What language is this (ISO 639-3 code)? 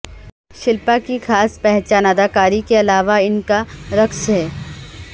urd